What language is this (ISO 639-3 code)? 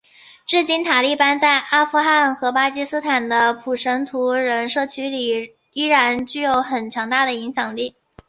zho